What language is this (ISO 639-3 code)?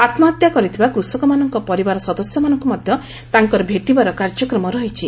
ori